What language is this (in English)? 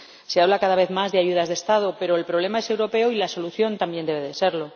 Spanish